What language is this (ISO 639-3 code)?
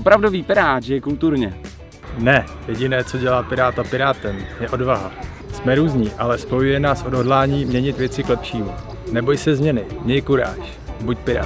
ces